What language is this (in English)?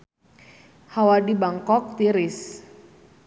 Sundanese